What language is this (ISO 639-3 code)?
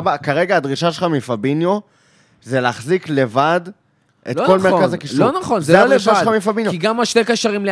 heb